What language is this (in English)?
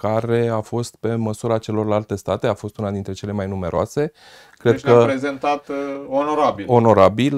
Romanian